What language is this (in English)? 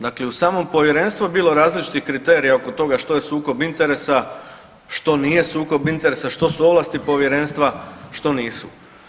Croatian